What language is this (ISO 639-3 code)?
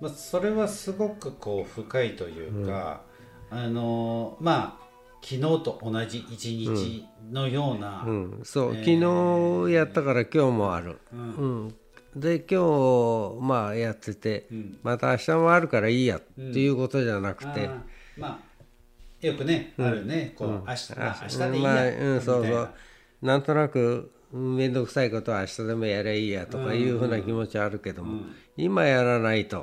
jpn